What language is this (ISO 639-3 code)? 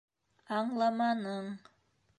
bak